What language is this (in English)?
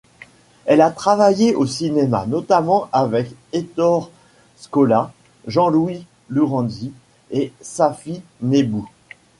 French